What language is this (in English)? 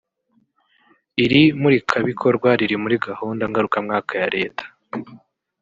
Kinyarwanda